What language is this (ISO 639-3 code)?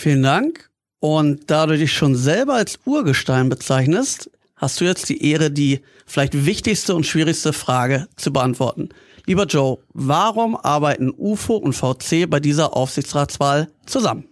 deu